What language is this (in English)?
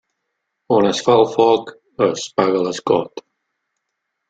Catalan